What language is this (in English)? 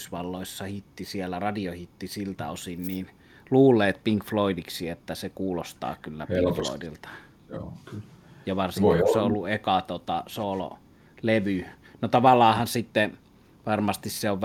Finnish